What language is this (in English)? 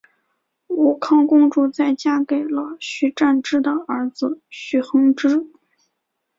Chinese